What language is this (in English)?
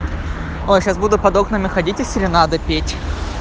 Russian